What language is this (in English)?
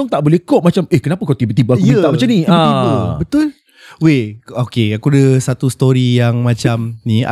Malay